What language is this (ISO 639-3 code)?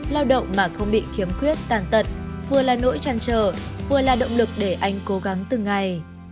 vie